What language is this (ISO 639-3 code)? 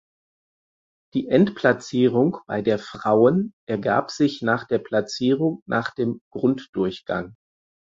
deu